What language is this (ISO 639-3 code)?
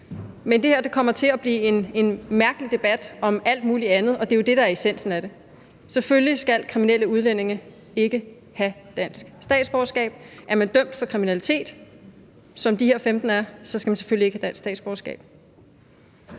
dan